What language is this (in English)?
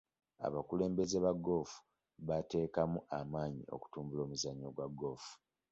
Ganda